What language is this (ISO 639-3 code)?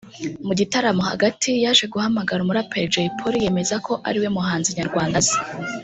kin